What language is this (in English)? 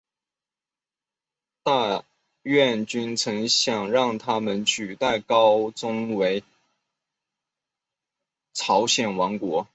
Chinese